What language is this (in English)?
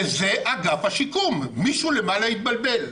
Hebrew